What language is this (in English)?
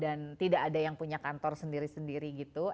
Indonesian